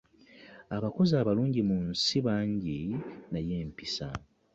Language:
Ganda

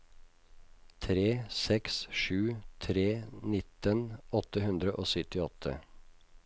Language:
Norwegian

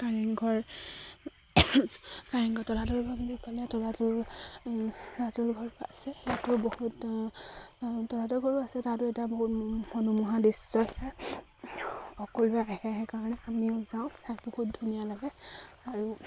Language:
Assamese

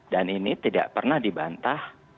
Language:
Indonesian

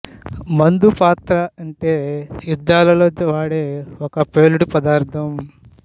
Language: Telugu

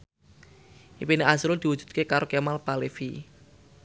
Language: Javanese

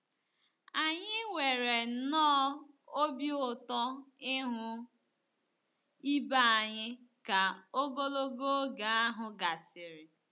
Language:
Igbo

